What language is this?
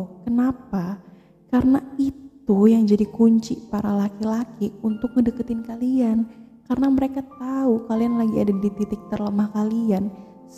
Indonesian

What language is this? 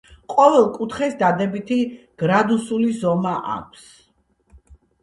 Georgian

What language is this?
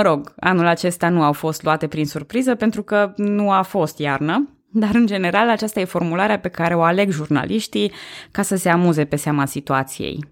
Romanian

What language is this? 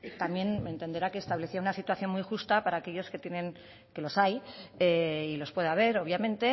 Spanish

